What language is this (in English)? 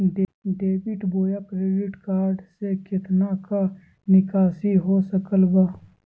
Magahi